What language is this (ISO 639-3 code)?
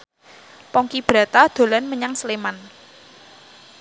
jav